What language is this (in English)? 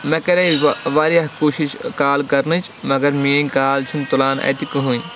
Kashmiri